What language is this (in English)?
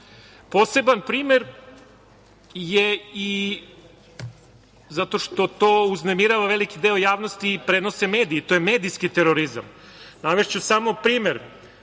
Serbian